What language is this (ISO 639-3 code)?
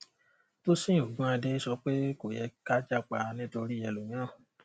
yor